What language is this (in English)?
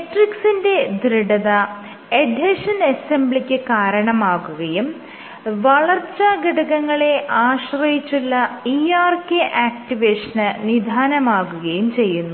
Malayalam